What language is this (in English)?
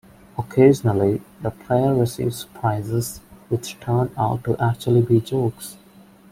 English